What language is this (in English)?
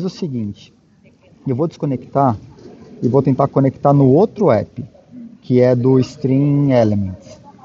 Portuguese